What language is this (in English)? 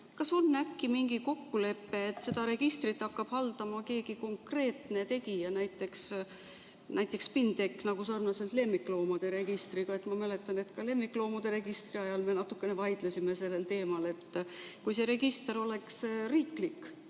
Estonian